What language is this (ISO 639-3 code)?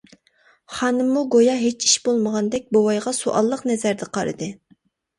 uig